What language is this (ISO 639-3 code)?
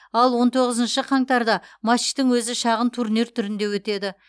kaz